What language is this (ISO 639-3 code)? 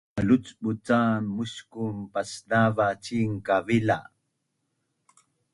bnn